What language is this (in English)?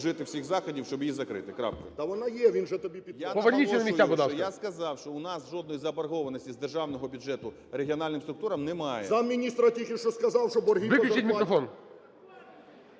Ukrainian